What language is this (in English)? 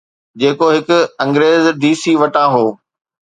Sindhi